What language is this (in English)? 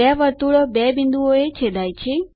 Gujarati